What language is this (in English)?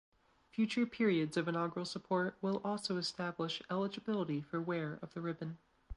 English